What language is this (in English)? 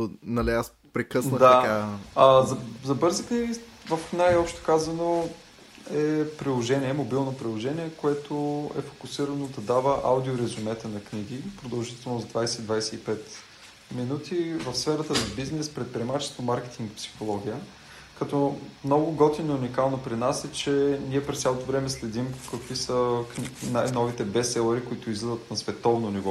Bulgarian